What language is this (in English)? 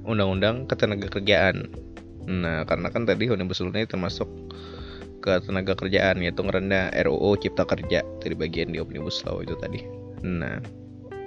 Indonesian